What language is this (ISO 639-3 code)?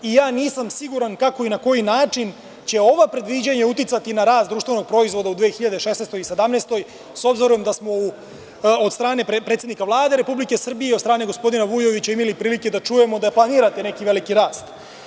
srp